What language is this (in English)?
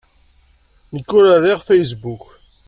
Kabyle